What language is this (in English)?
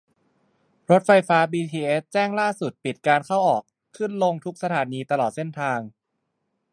Thai